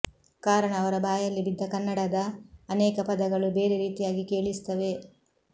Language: Kannada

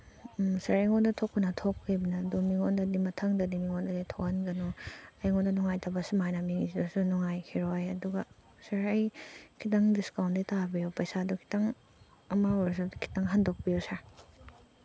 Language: Manipuri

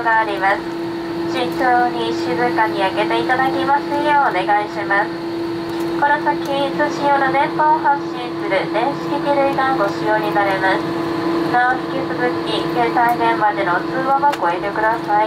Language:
Japanese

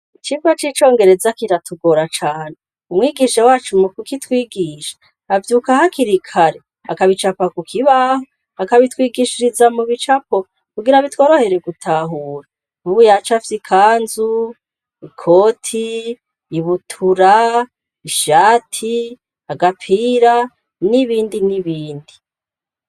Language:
Rundi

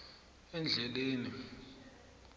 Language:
South Ndebele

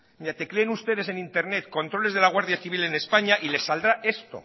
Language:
Spanish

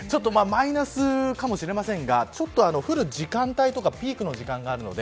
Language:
Japanese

